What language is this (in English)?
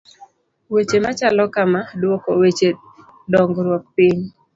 Luo (Kenya and Tanzania)